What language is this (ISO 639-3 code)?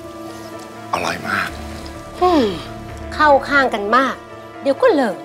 tha